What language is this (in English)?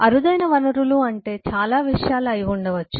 Telugu